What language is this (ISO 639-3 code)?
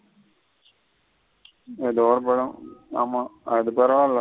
tam